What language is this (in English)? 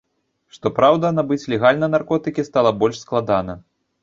Belarusian